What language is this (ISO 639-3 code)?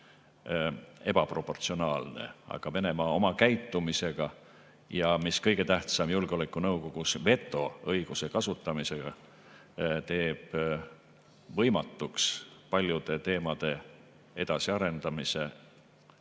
est